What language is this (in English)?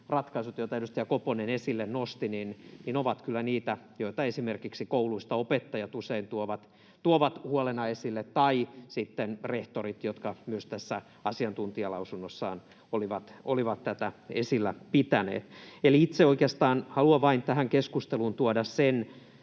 Finnish